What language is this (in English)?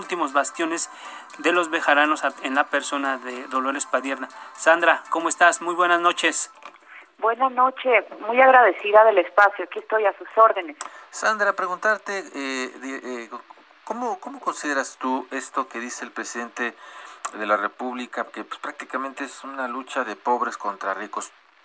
Spanish